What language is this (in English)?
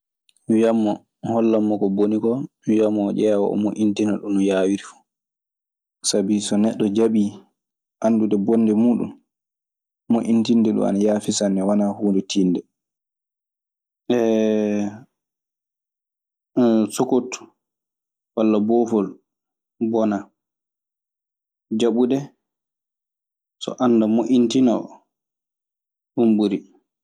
Maasina Fulfulde